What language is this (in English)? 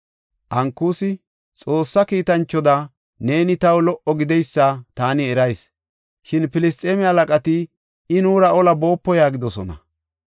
Gofa